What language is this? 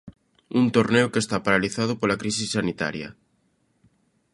Galician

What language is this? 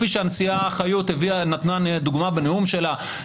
Hebrew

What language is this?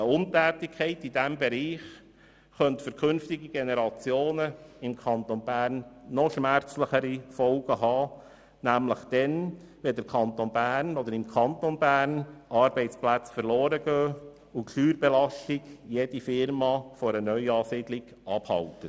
Swiss German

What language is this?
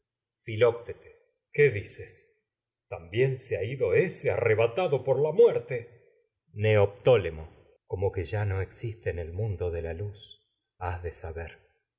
Spanish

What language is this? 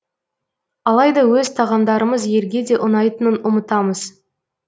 Kazakh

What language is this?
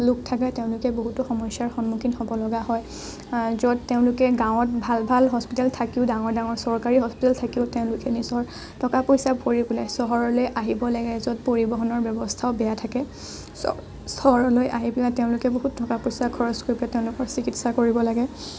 Assamese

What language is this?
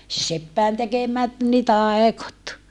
Finnish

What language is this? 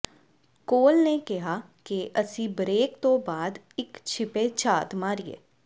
Punjabi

